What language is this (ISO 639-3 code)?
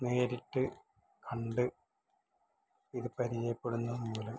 mal